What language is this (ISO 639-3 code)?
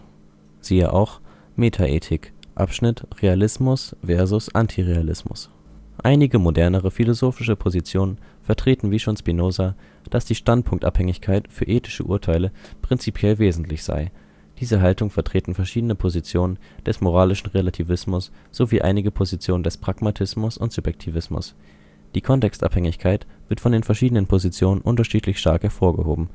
deu